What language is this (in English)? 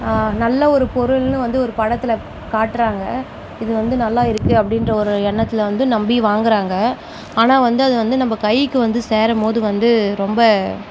Tamil